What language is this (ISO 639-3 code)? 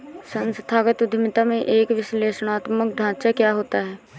hin